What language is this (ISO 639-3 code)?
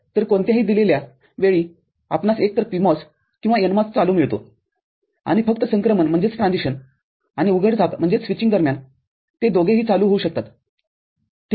mar